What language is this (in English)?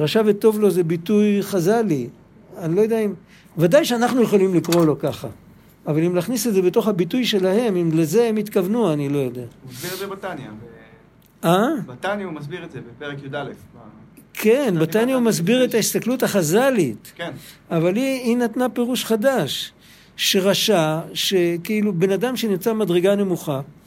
Hebrew